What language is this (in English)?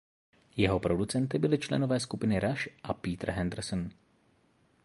Czech